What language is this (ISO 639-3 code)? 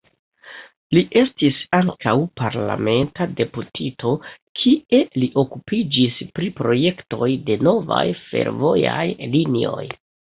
epo